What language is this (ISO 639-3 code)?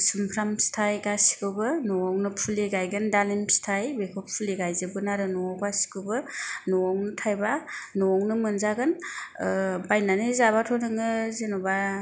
brx